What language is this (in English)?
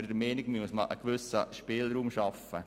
Swiss German